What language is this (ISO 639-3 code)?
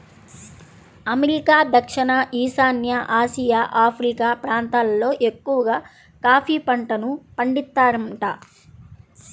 tel